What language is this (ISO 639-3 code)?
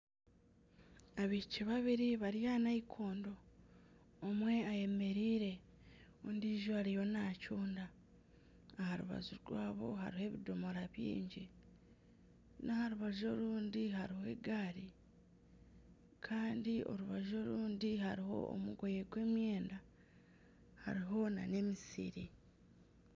nyn